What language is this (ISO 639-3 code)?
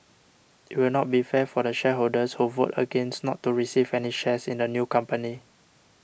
eng